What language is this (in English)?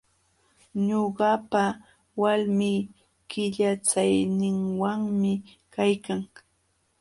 Jauja Wanca Quechua